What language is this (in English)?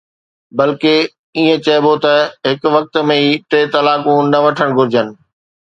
Sindhi